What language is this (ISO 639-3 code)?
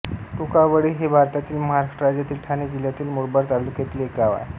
mar